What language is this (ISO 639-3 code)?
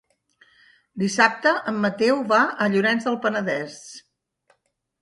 cat